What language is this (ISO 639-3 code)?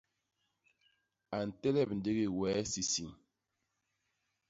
bas